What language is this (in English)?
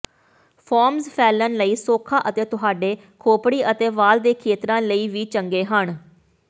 Punjabi